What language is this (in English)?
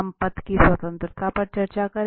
Hindi